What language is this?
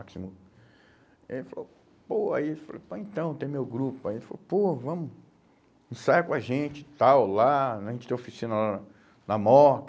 Portuguese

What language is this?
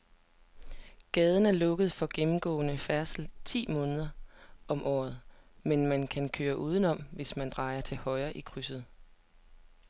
Danish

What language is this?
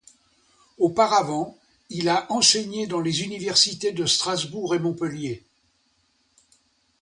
French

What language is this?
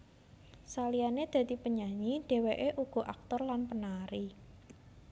Javanese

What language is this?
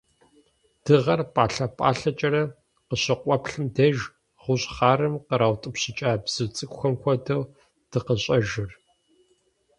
Kabardian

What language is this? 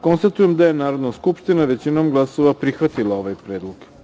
Serbian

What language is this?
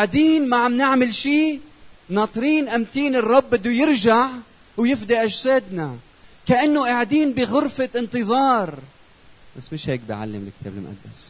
Arabic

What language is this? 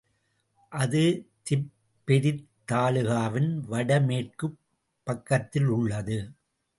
Tamil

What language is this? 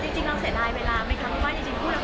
Thai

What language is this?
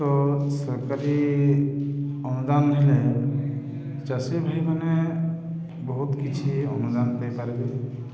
Odia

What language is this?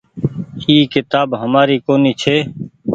Goaria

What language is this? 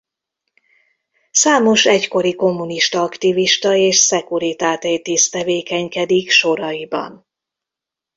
Hungarian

